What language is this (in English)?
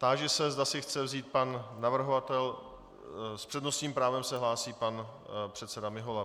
Czech